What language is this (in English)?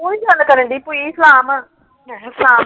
Punjabi